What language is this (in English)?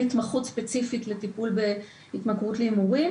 Hebrew